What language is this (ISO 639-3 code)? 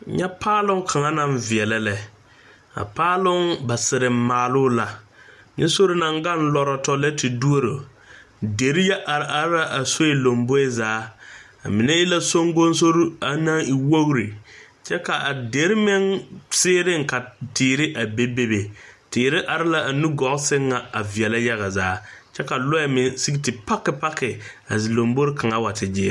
dga